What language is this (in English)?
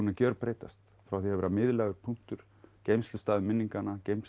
Icelandic